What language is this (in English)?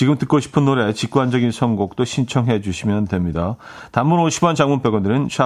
Korean